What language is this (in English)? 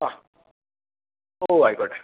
Malayalam